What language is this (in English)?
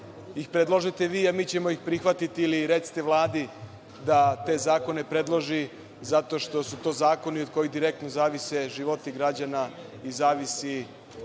Serbian